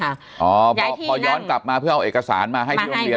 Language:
Thai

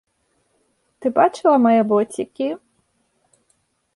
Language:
Belarusian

